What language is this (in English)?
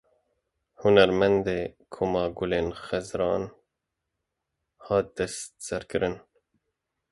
Kurdish